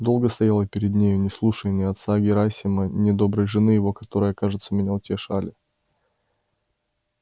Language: Russian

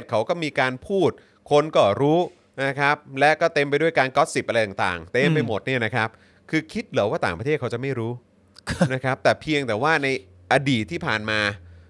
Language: Thai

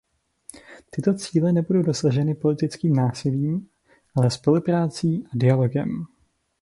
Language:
Czech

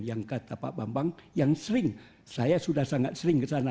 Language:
Indonesian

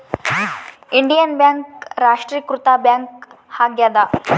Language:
Kannada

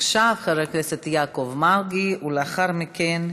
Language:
Hebrew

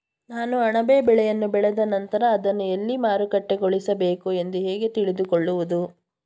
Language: Kannada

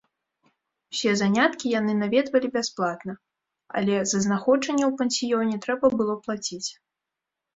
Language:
Belarusian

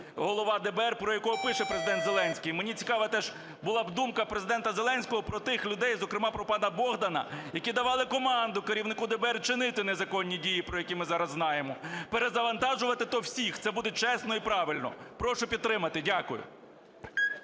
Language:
Ukrainian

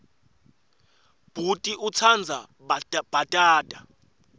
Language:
Swati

